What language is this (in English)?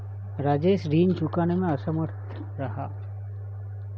Hindi